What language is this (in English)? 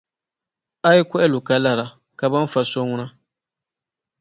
Dagbani